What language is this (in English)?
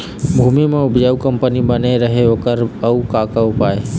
Chhattisgarhi